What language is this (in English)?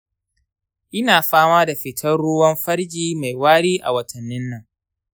Hausa